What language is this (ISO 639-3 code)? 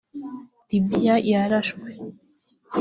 kin